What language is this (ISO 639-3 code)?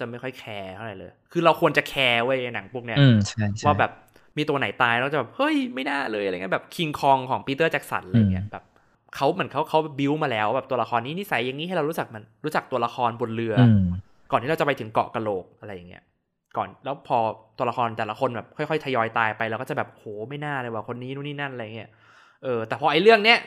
tha